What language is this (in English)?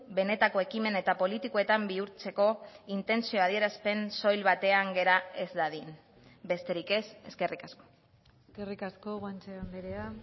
Basque